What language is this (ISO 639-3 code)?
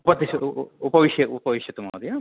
san